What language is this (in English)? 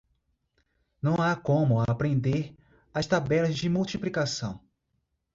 Portuguese